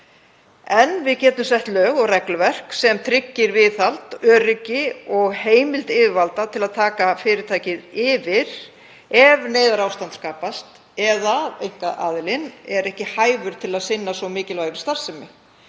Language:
Icelandic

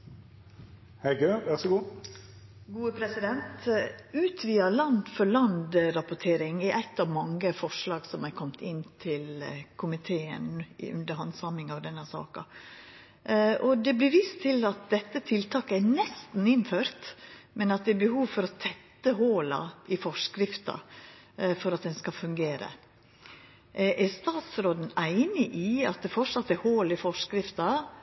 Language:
Norwegian Nynorsk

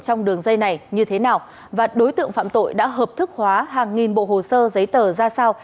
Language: Vietnamese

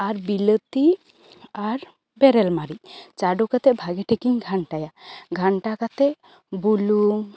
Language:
Santali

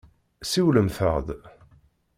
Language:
Kabyle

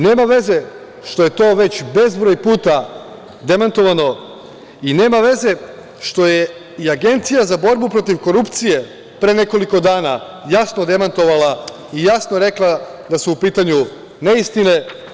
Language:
Serbian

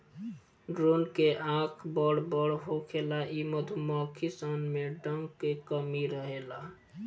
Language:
Bhojpuri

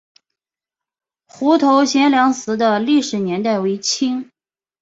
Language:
Chinese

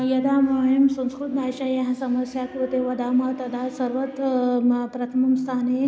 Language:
Sanskrit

